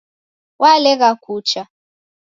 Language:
Taita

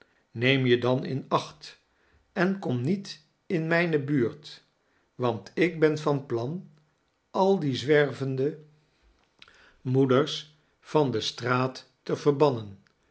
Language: Dutch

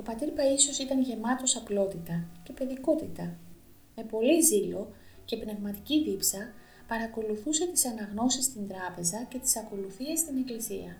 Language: Greek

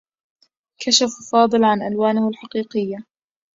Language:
Arabic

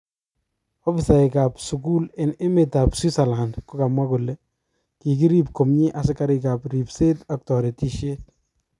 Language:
Kalenjin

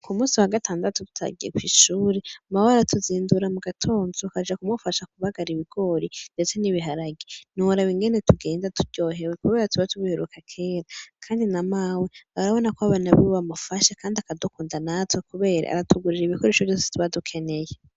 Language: Rundi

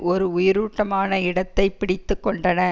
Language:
Tamil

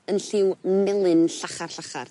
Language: Welsh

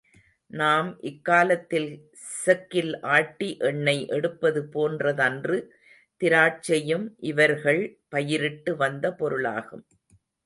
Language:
Tamil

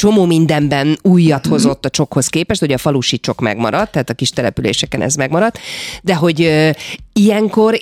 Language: Hungarian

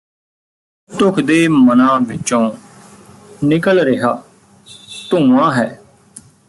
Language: Punjabi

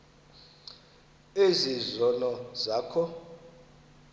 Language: Xhosa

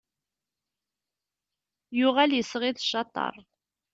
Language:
Kabyle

